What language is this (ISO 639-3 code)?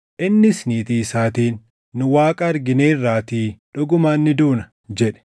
orm